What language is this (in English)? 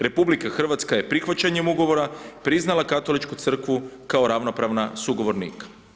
Croatian